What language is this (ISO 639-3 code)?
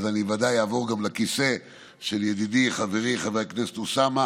heb